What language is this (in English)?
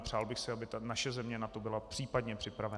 Czech